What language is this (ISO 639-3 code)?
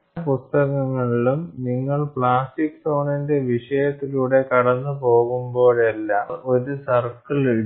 mal